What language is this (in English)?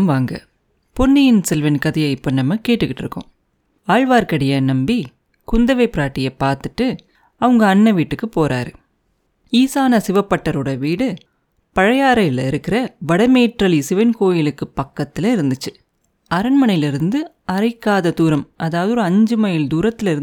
Tamil